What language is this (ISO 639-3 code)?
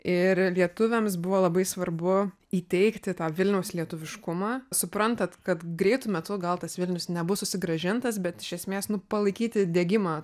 lit